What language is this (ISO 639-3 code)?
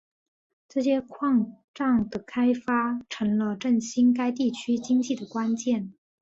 zho